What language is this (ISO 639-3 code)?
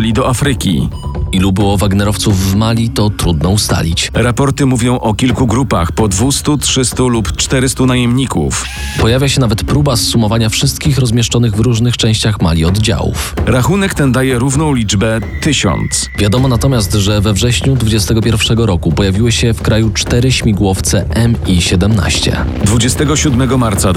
pol